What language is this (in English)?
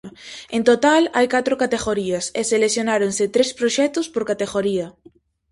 Galician